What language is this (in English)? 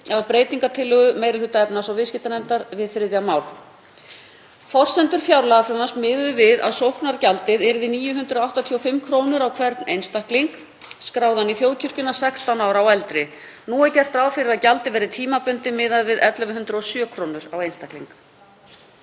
Icelandic